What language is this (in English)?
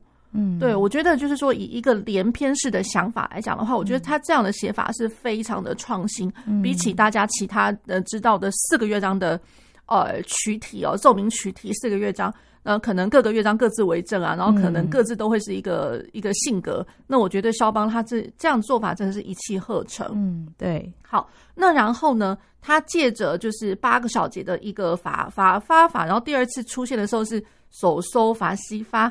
Chinese